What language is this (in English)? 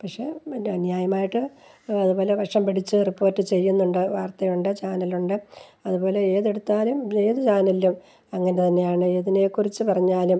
Malayalam